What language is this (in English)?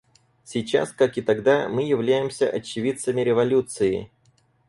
Russian